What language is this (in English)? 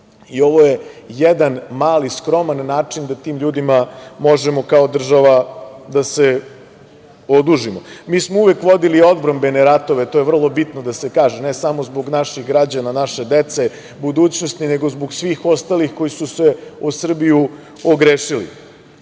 Serbian